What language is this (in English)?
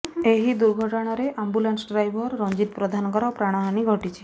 Odia